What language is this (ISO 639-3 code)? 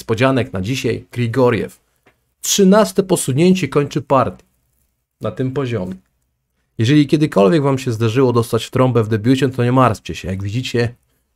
pol